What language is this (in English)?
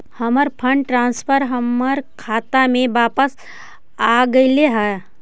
Magahi